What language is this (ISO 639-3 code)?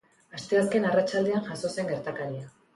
eus